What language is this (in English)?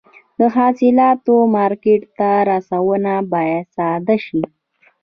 Pashto